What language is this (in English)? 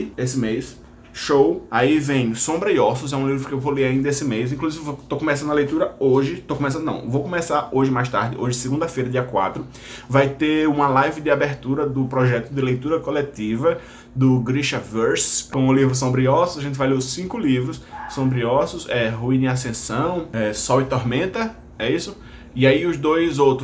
Portuguese